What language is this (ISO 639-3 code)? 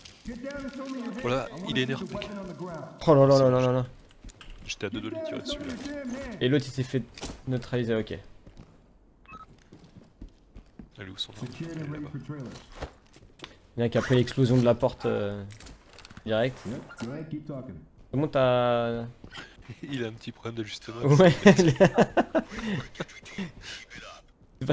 fra